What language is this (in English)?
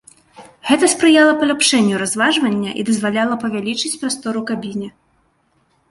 Belarusian